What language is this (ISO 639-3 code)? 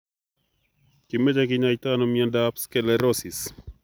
kln